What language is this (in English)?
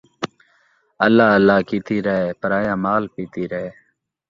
Saraiki